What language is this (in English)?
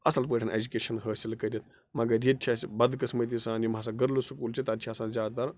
Kashmiri